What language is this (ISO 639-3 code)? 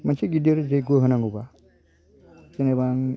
brx